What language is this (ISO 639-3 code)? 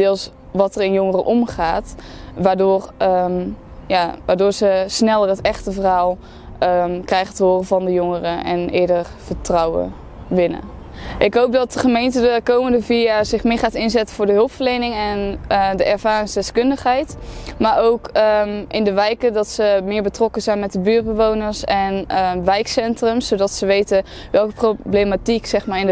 nld